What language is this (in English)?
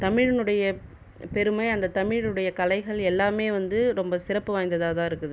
Tamil